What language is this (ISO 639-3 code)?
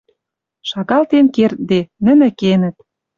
mrj